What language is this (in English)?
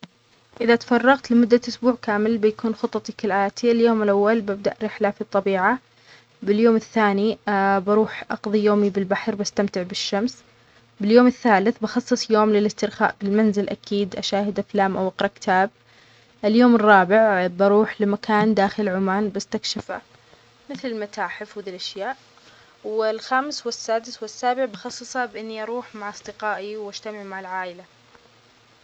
Omani Arabic